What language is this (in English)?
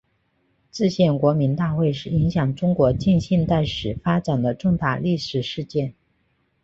Chinese